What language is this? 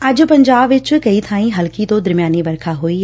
Punjabi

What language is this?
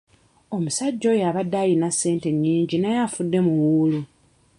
Ganda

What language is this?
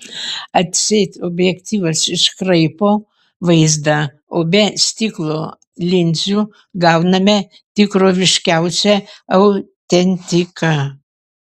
Lithuanian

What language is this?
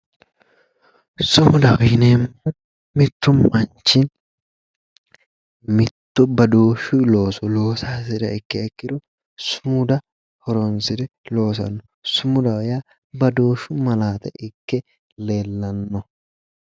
Sidamo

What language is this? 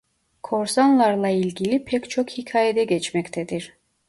Turkish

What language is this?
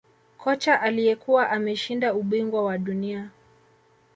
Swahili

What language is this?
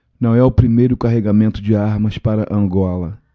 Portuguese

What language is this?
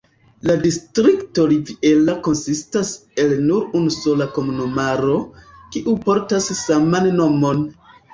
Esperanto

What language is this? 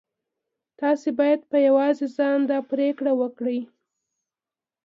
Pashto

